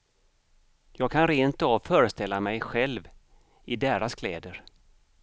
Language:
Swedish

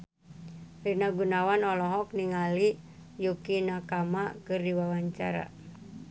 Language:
Sundanese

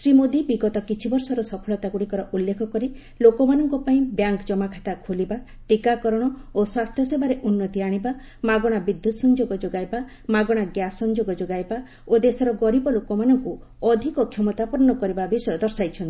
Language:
Odia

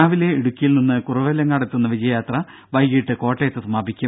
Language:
Malayalam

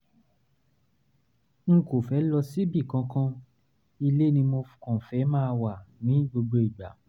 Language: Yoruba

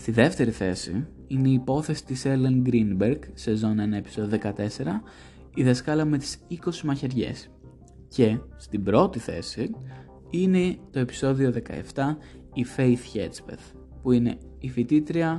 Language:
Greek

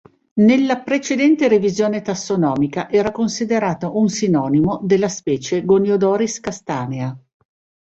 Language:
Italian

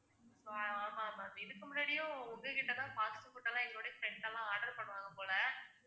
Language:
Tamil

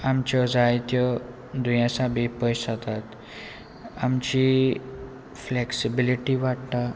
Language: Konkani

